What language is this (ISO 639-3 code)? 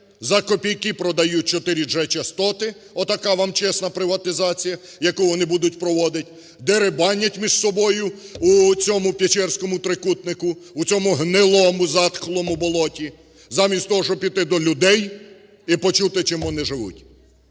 ukr